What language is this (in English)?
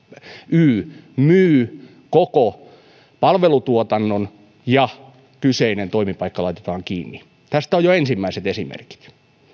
Finnish